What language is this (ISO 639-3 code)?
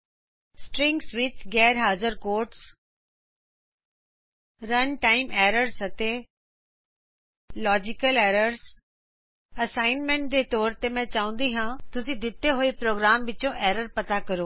pan